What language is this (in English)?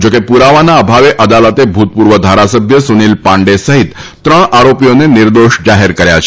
Gujarati